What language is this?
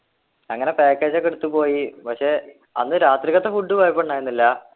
Malayalam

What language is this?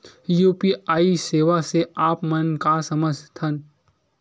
Chhattisgarhi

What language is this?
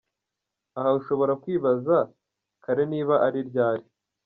Kinyarwanda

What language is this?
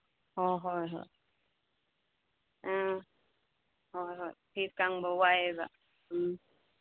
Manipuri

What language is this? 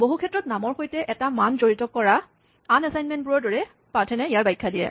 Assamese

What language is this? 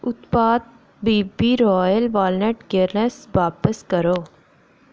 Dogri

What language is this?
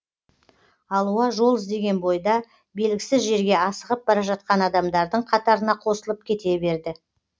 Kazakh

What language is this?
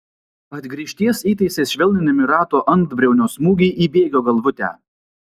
Lithuanian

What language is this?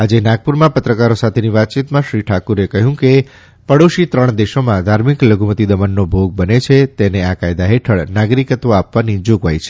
Gujarati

